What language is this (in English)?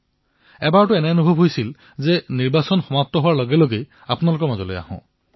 Assamese